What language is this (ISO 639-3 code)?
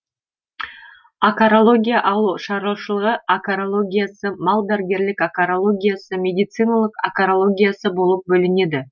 kaz